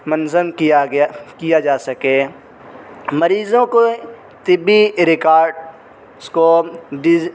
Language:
Urdu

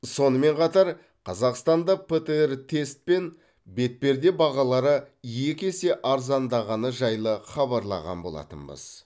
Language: Kazakh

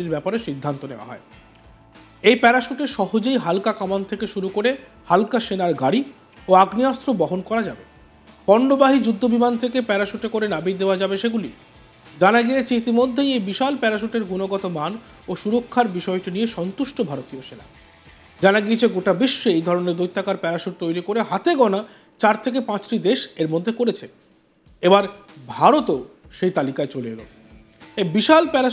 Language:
Bangla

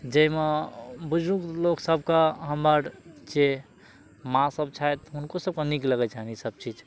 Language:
Maithili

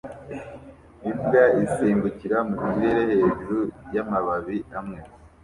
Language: Kinyarwanda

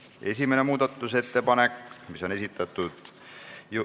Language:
Estonian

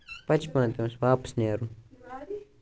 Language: Kashmiri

